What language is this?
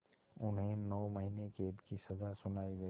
Hindi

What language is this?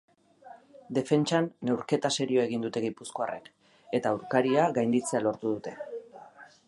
Basque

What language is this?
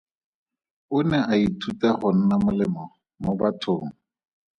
Tswana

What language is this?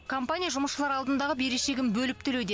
Kazakh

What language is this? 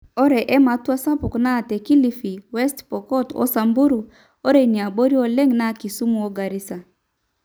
Masai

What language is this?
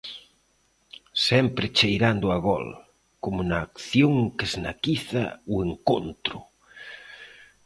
Galician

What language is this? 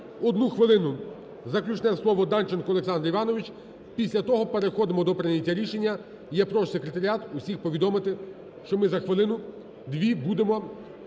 Ukrainian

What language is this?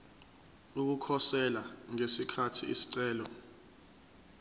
Zulu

